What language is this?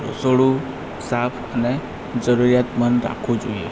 Gujarati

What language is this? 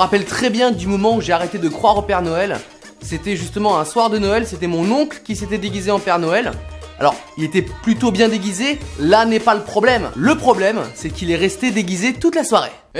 French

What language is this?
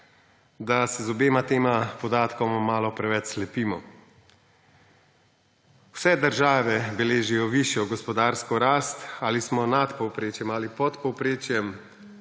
Slovenian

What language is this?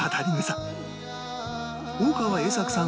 Japanese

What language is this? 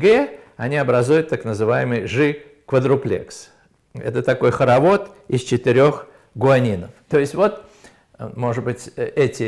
Russian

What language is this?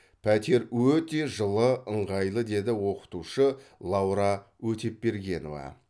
Kazakh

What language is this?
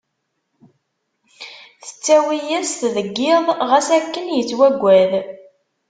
Kabyle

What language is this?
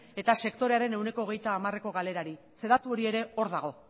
Basque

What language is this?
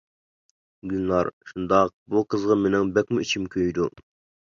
Uyghur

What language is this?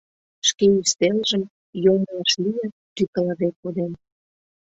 Mari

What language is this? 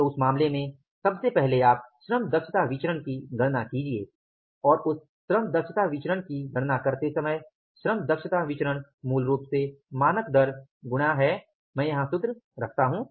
Hindi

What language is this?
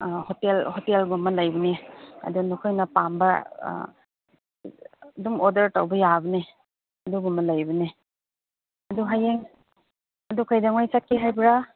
Manipuri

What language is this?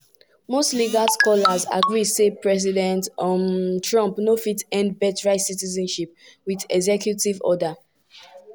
Nigerian Pidgin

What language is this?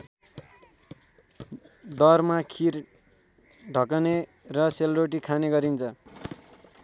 Nepali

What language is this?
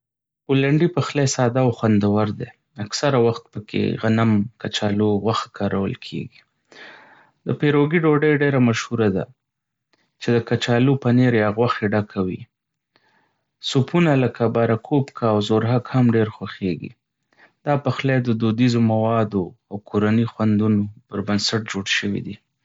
Pashto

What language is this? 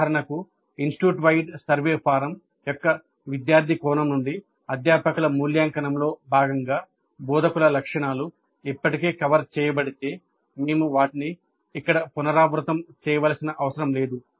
Telugu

